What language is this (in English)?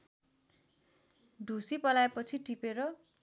Nepali